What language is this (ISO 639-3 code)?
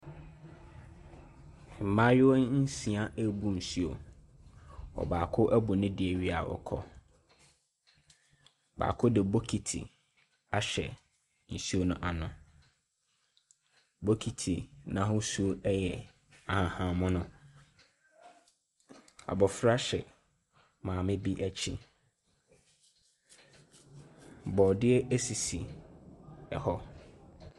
aka